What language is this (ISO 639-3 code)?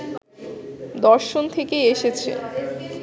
ben